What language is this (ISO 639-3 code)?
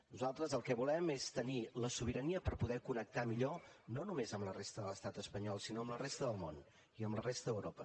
cat